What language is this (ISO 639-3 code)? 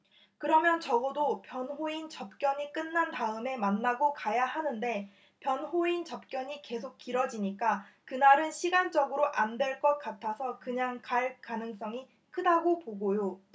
kor